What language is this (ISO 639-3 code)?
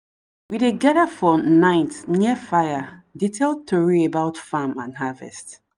pcm